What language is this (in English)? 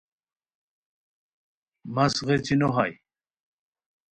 Khowar